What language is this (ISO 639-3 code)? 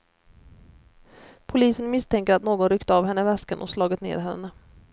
swe